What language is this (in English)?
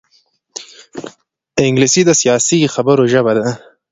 Pashto